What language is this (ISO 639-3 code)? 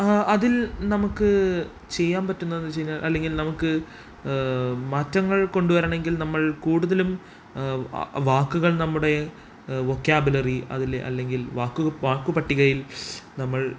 mal